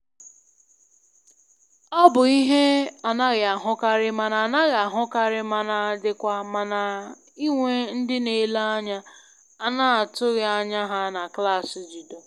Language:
Igbo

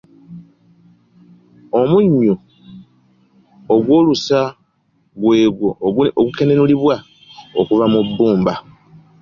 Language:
Ganda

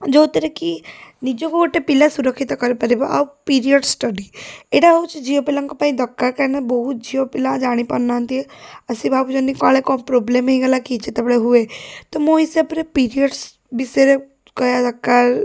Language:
Odia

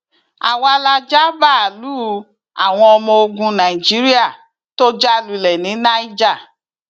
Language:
Yoruba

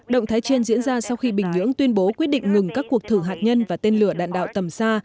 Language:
Vietnamese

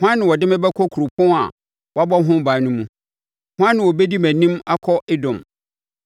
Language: Akan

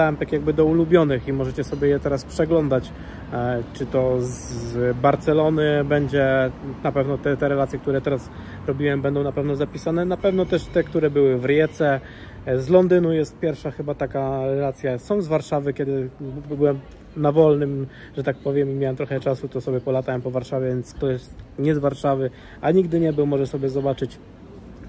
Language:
Polish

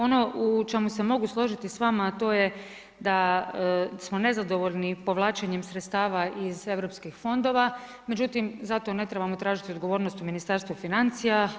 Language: Croatian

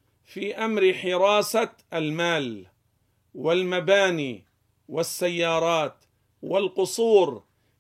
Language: Arabic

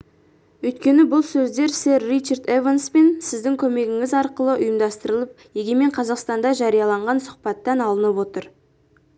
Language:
Kazakh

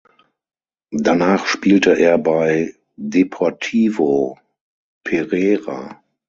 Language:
German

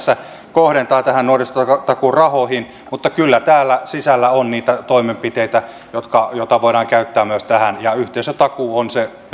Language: Finnish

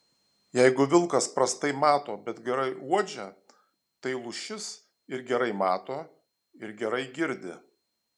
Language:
Lithuanian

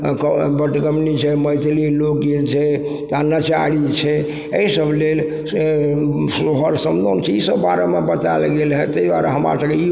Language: Maithili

